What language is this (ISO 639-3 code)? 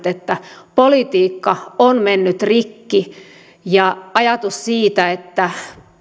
fin